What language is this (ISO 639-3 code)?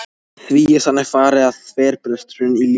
isl